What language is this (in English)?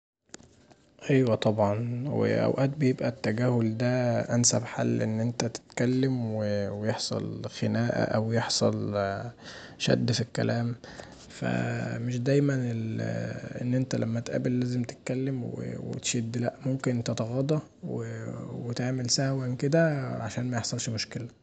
Egyptian Arabic